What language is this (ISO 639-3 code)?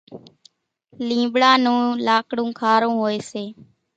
gjk